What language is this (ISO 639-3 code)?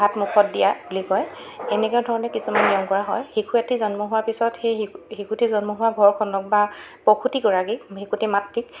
asm